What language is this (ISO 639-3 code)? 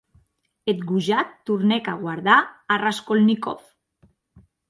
oci